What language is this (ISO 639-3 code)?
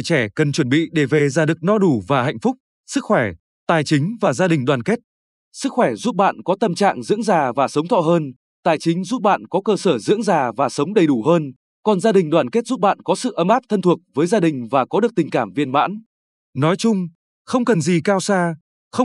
vie